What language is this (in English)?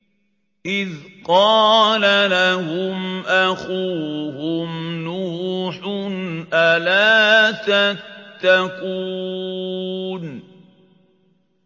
Arabic